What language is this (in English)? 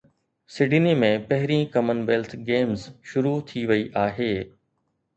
Sindhi